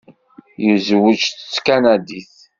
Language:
Kabyle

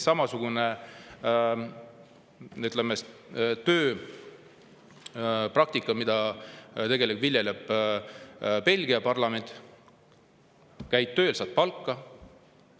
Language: Estonian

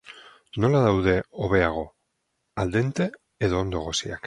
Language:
Basque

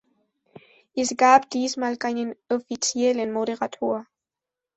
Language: German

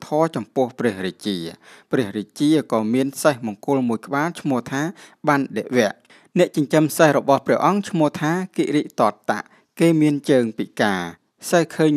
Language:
Thai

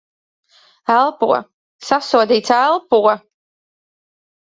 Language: Latvian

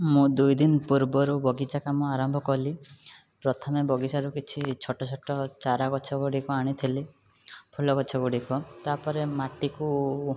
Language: Odia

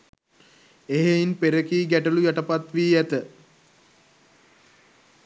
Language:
Sinhala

